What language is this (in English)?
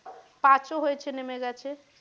Bangla